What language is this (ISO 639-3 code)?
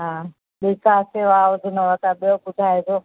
snd